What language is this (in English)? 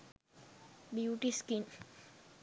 Sinhala